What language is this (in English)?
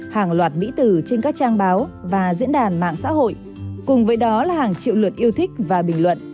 Vietnamese